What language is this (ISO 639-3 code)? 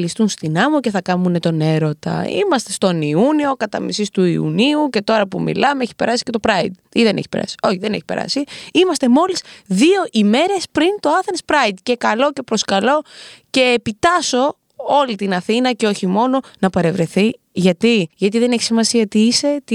ell